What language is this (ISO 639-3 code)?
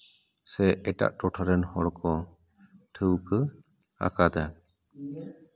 sat